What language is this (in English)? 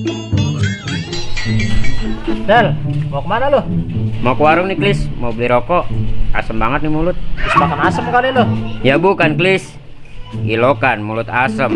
Indonesian